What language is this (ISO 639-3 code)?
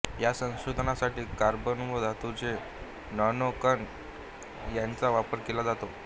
mar